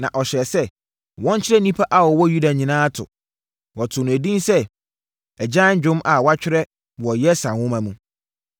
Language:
Akan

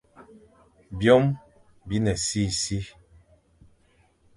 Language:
Fang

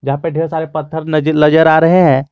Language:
Hindi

